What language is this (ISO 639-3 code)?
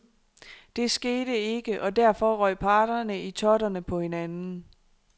dan